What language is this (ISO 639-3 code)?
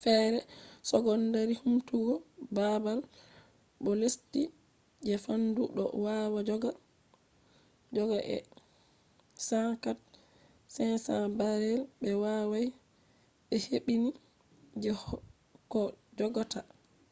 ful